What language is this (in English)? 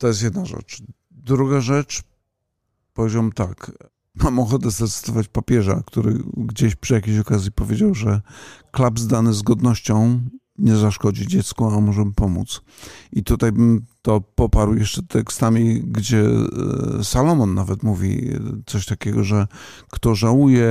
Polish